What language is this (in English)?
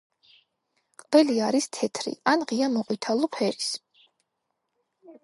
Georgian